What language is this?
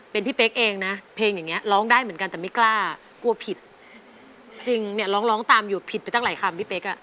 Thai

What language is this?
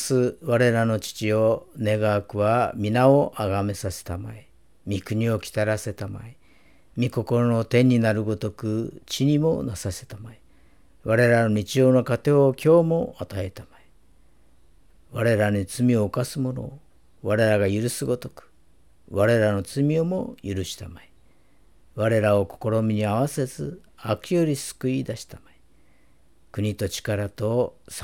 Japanese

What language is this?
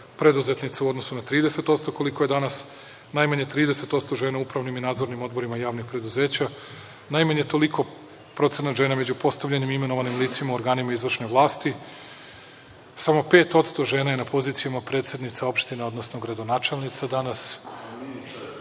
Serbian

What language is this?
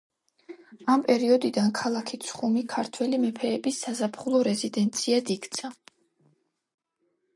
Georgian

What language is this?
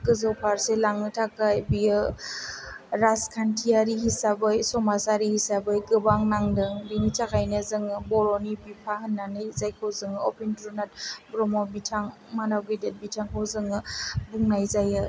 Bodo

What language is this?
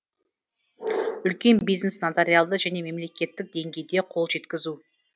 Kazakh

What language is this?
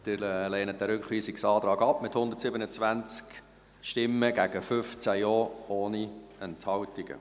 Swiss German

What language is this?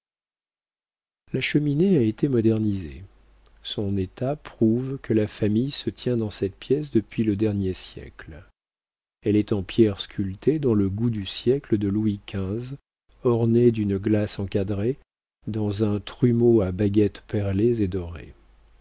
French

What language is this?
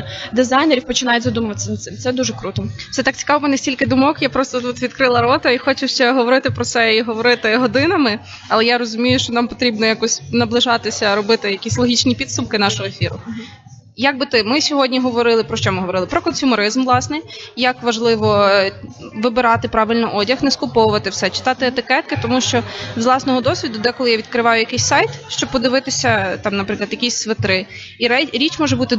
Ukrainian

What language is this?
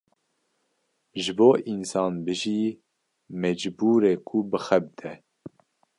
Kurdish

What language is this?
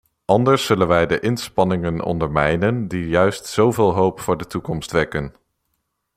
Dutch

